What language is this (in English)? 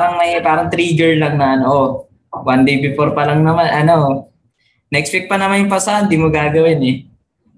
Filipino